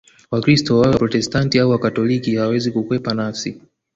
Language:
Swahili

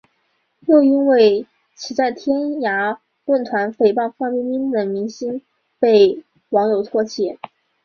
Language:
Chinese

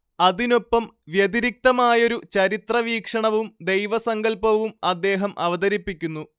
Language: Malayalam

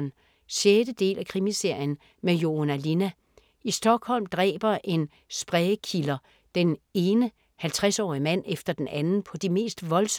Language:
Danish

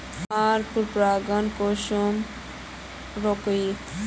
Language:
Magahi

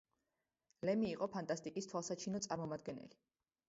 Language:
Georgian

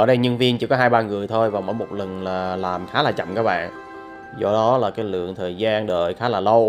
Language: Vietnamese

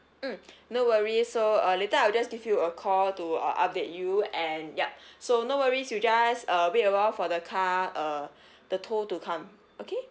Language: English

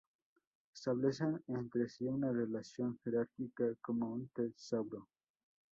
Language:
Spanish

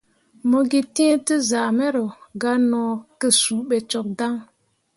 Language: Mundang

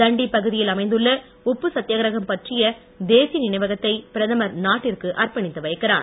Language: Tamil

